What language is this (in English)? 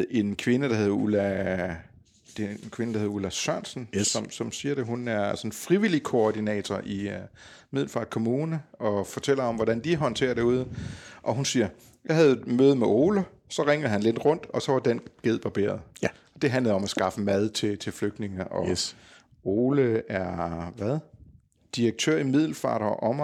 Danish